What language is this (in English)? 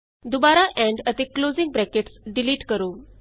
Punjabi